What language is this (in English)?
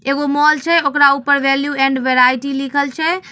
Magahi